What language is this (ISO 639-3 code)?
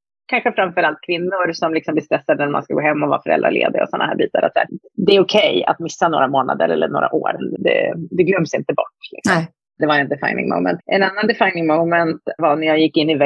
swe